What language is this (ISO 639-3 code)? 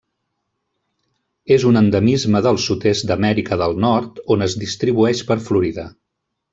cat